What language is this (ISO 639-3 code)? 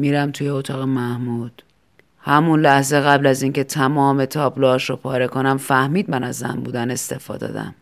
fas